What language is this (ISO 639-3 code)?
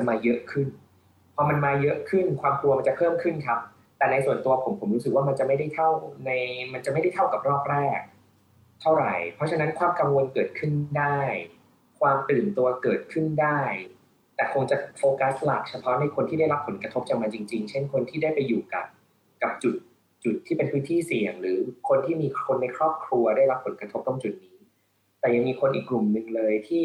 tha